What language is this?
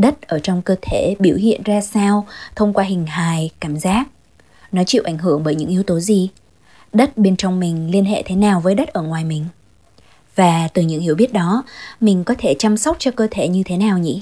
Vietnamese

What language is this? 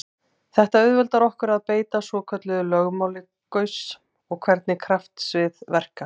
Icelandic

